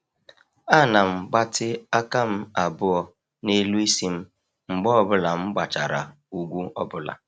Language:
Igbo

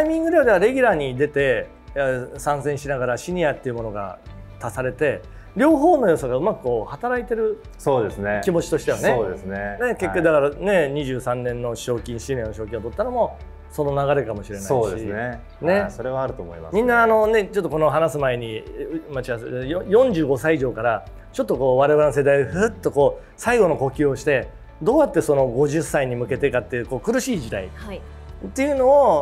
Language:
Japanese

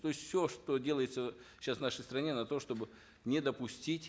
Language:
Kazakh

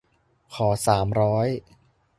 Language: Thai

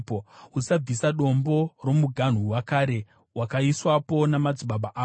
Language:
Shona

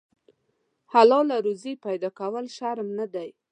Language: Pashto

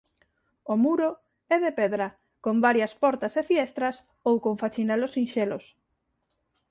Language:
Galician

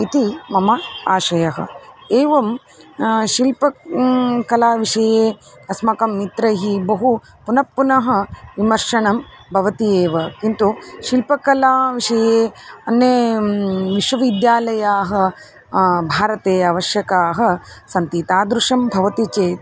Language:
Sanskrit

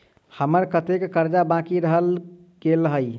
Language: Maithili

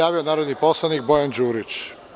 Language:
Serbian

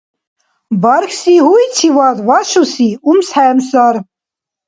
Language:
Dargwa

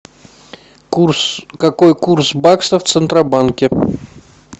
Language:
Russian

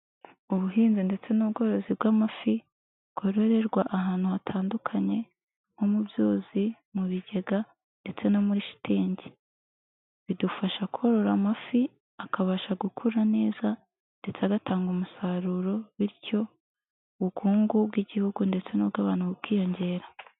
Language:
Kinyarwanda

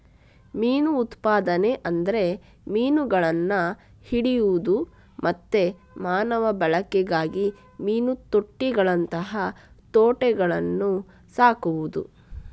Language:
Kannada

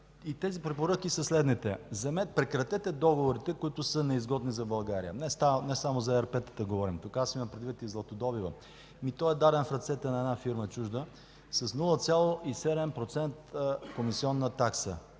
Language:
Bulgarian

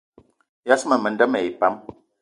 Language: Eton (Cameroon)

